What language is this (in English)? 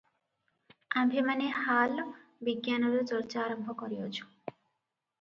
Odia